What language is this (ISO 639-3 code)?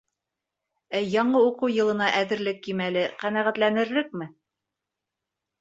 bak